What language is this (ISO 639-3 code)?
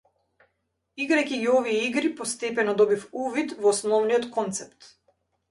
mkd